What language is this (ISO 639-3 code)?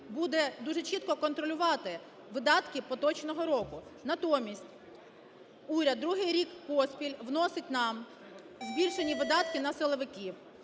ukr